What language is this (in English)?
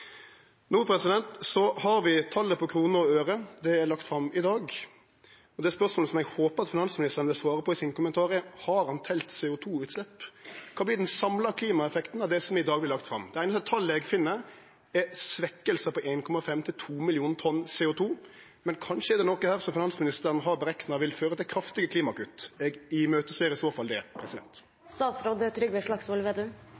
Norwegian Nynorsk